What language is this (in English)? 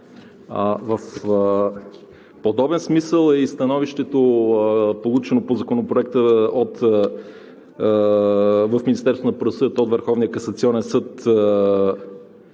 Bulgarian